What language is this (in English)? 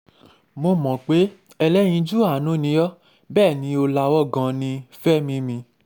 Yoruba